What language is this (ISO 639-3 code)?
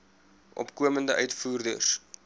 afr